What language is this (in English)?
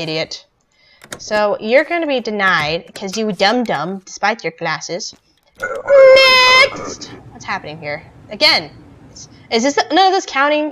English